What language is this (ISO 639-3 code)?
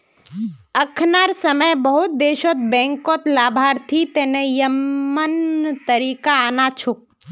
mag